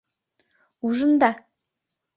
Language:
Mari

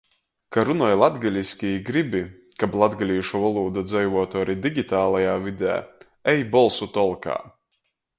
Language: Latgalian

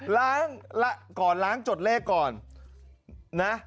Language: Thai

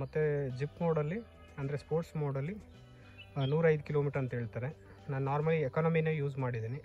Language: Kannada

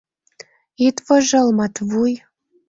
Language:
Mari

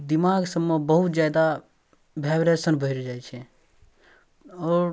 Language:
Maithili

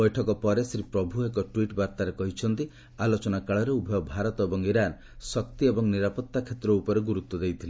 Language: Odia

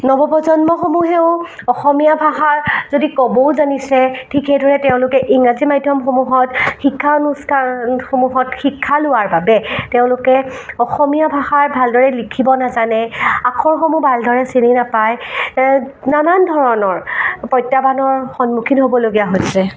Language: Assamese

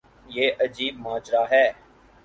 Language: Urdu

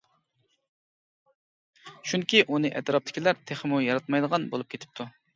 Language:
Uyghur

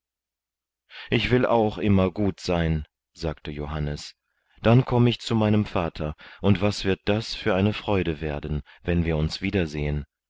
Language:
German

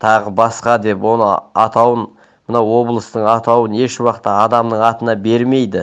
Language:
Turkish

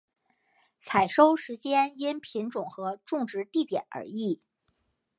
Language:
Chinese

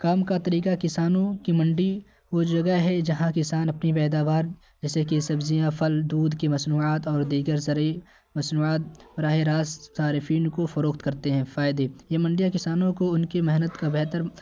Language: Urdu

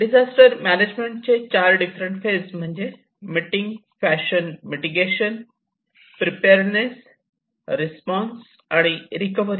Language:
Marathi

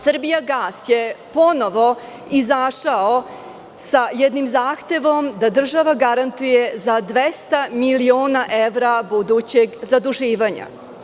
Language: Serbian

